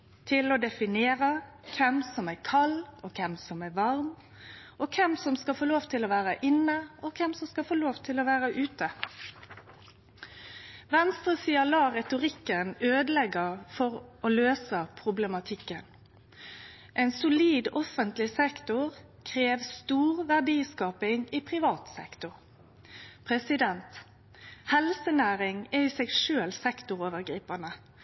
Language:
Norwegian Nynorsk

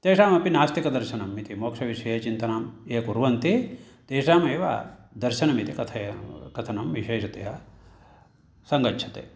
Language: Sanskrit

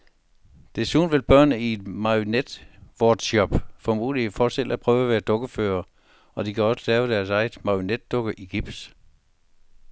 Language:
Danish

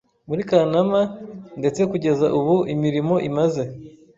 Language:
Kinyarwanda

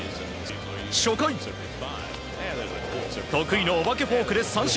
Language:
Japanese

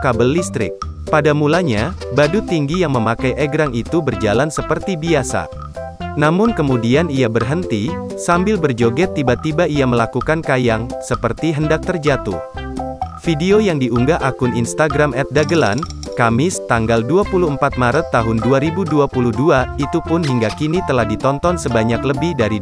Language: Indonesian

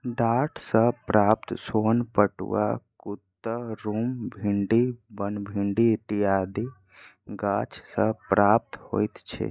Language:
Maithili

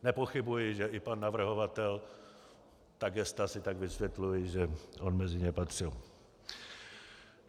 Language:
Czech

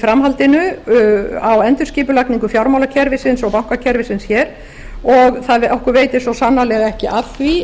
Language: Icelandic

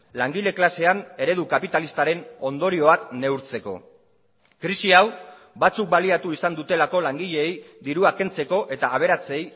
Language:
Basque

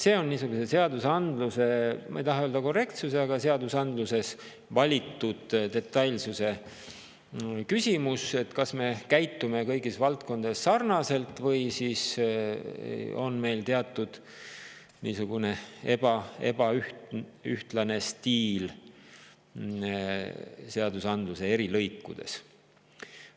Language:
Estonian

